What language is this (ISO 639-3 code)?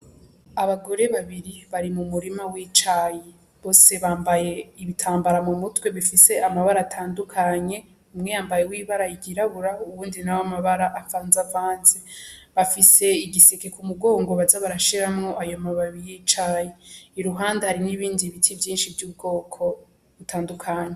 run